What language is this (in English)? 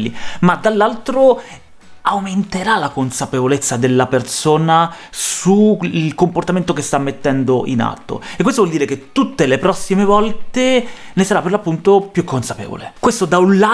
Italian